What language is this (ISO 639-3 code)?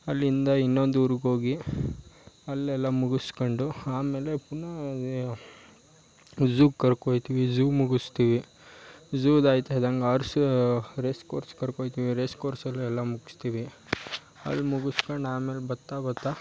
kan